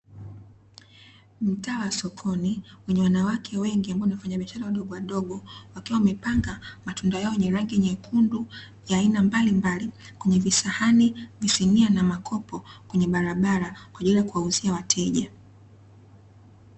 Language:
Swahili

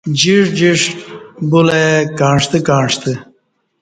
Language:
Kati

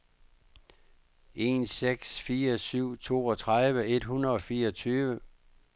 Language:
Danish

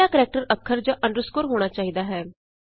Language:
Punjabi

